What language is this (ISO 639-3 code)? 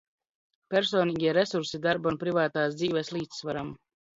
lav